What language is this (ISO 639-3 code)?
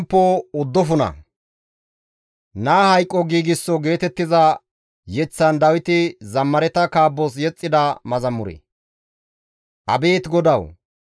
gmv